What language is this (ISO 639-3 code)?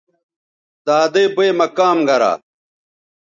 btv